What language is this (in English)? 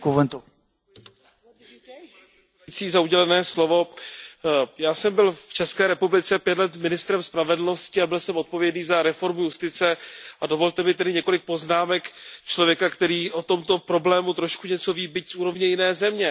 Czech